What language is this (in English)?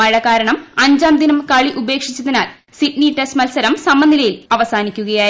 Malayalam